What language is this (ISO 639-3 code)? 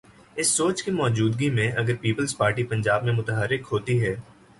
urd